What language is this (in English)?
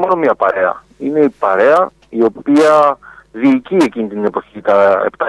Greek